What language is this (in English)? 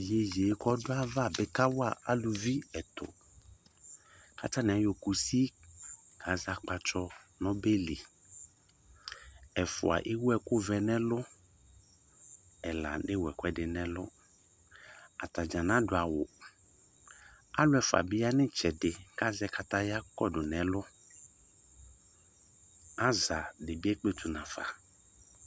Ikposo